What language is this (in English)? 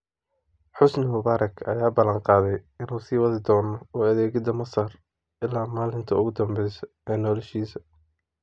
Somali